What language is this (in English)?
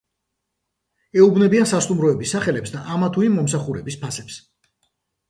Georgian